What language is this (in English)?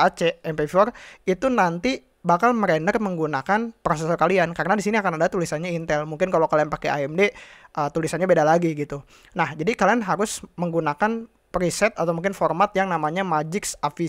Indonesian